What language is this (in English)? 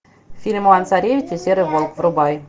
Russian